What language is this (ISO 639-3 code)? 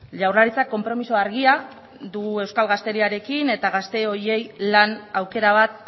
eus